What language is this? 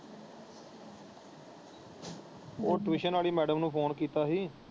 Punjabi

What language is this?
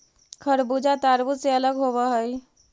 Magahi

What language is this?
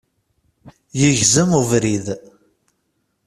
Kabyle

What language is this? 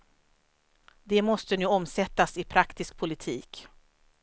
Swedish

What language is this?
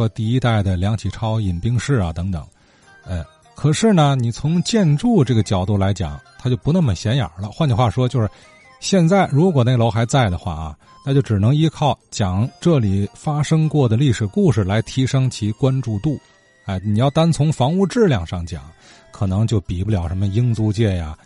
Chinese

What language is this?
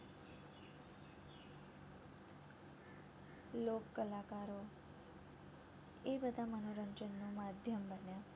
Gujarati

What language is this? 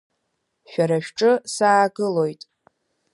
Abkhazian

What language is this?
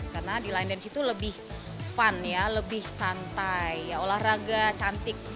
Indonesian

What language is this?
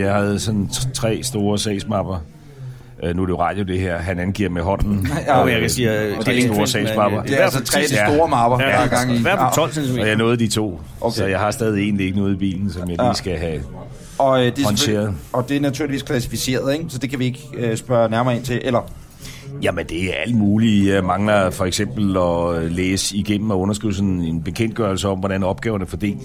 Danish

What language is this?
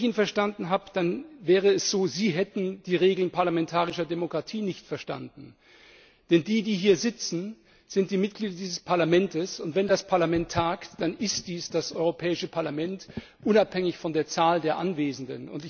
German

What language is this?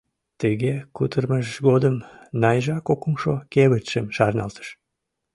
Mari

